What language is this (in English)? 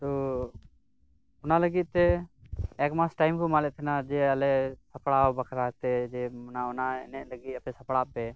Santali